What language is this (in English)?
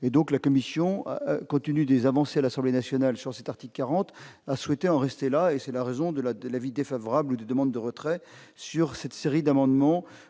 French